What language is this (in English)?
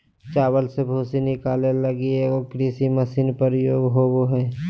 Magahi